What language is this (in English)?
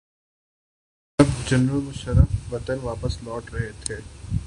Urdu